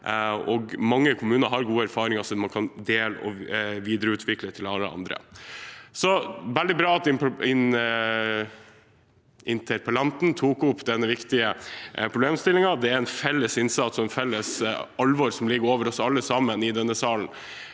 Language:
Norwegian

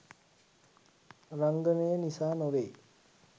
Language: Sinhala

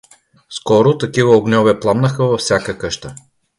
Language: Bulgarian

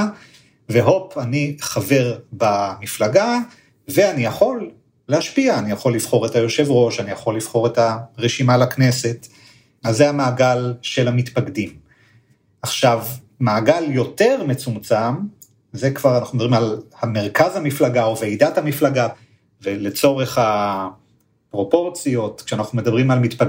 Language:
Hebrew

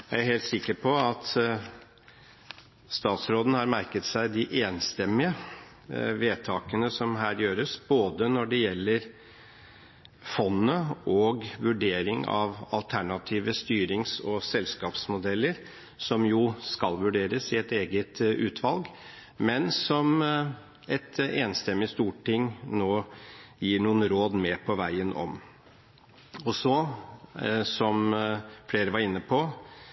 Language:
Norwegian Bokmål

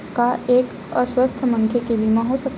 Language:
Chhattisgarhi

